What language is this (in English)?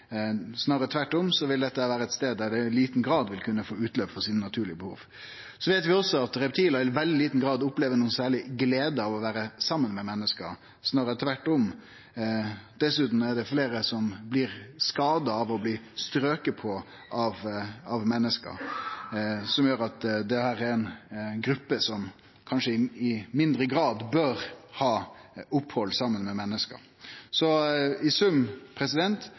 Norwegian Nynorsk